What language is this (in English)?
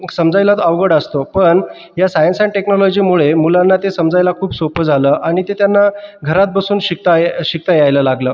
Marathi